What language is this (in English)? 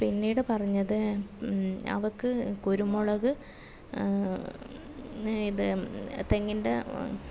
Malayalam